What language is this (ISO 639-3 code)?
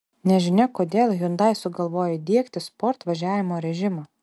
lit